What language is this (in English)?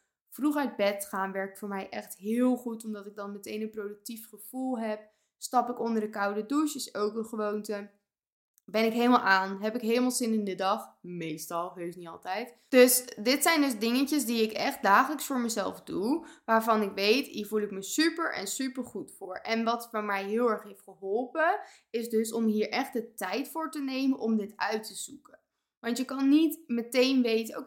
Dutch